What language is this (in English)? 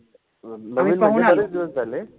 Marathi